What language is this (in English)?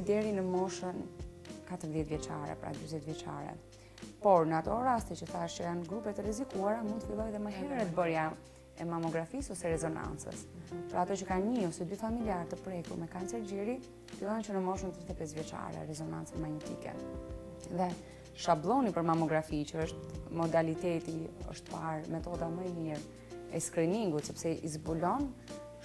Romanian